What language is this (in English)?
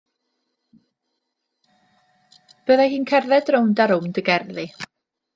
Welsh